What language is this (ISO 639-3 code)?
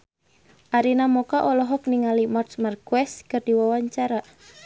sun